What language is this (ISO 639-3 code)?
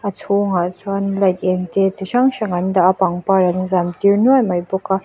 lus